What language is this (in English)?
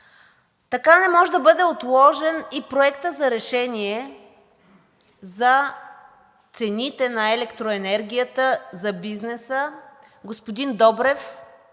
Bulgarian